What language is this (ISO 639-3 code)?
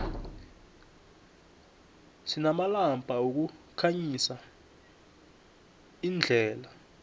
nbl